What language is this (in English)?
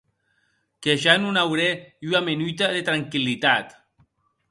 Occitan